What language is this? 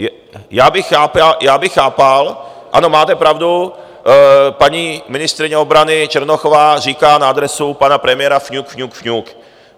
Czech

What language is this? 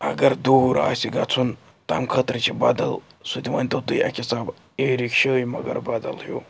Kashmiri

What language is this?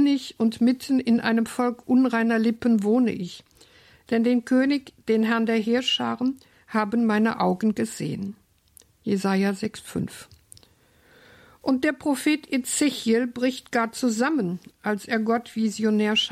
German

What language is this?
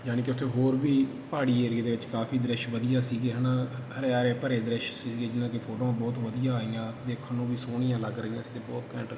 Punjabi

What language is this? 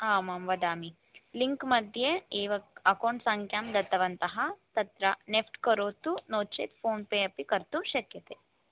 Sanskrit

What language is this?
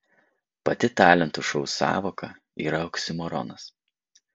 Lithuanian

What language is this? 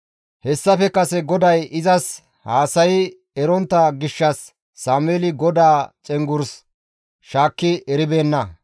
Gamo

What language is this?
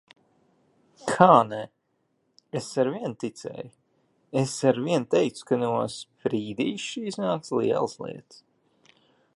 Latvian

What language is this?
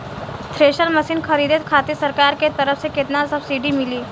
Bhojpuri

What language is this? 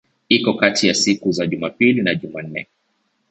Swahili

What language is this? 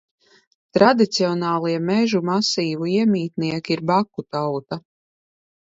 Latvian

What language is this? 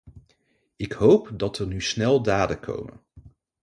Dutch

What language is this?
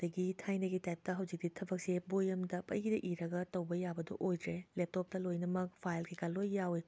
Manipuri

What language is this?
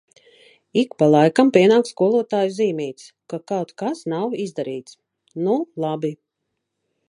Latvian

